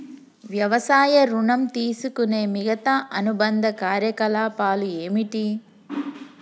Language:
Telugu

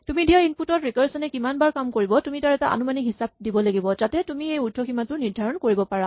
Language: Assamese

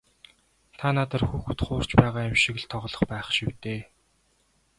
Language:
Mongolian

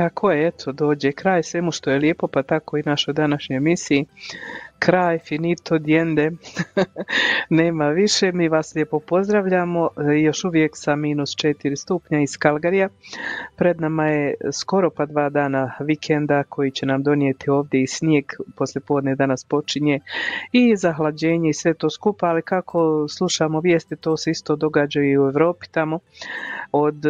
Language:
Croatian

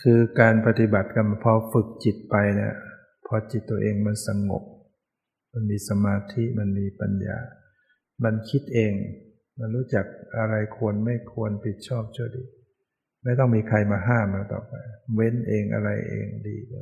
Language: Thai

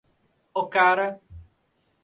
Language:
Portuguese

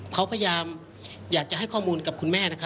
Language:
Thai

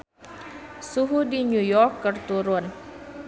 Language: Sundanese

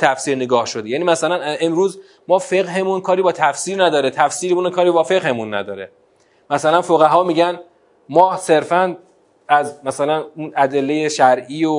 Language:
Persian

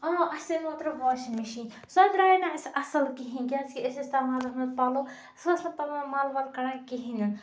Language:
Kashmiri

